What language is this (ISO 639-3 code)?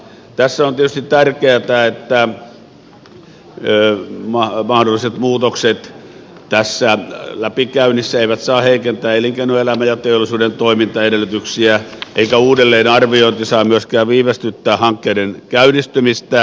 fin